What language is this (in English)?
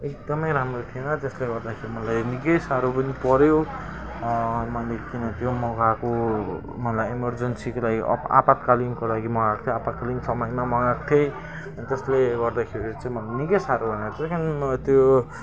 Nepali